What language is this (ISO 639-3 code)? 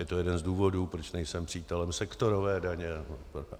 ces